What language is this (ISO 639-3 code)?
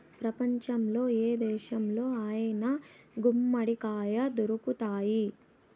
tel